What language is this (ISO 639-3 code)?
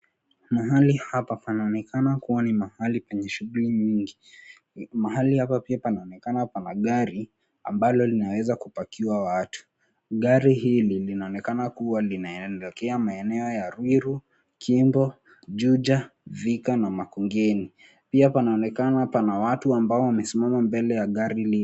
swa